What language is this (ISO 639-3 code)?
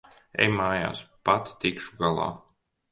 lav